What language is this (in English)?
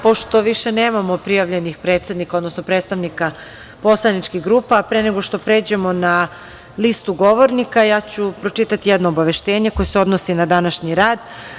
Serbian